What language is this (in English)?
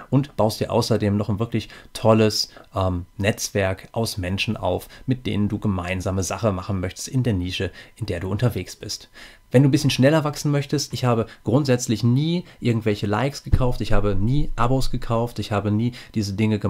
German